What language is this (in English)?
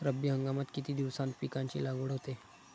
Marathi